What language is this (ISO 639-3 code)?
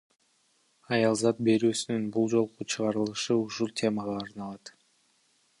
kir